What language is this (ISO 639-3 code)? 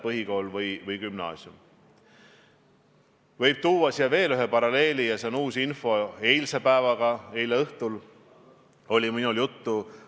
est